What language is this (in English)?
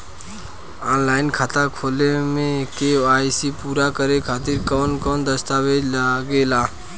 Bhojpuri